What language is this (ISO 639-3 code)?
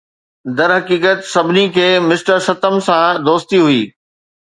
snd